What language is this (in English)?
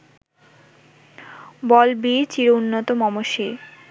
Bangla